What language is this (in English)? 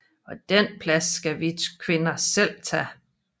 Danish